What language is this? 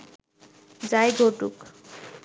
Bangla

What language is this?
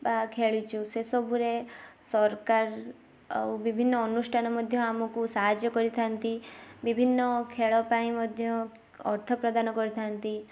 Odia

